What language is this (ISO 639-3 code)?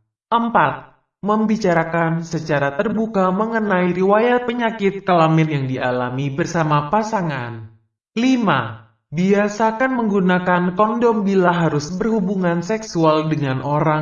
ind